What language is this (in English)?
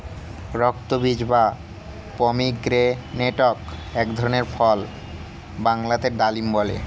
Bangla